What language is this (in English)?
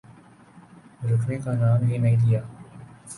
Urdu